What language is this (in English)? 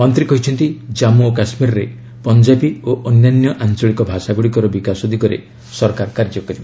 Odia